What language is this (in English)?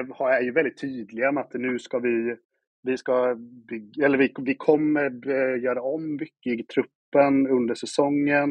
Swedish